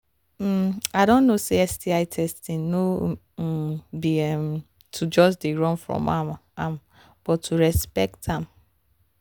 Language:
Nigerian Pidgin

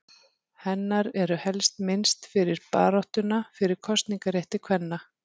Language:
Icelandic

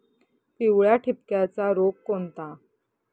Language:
Marathi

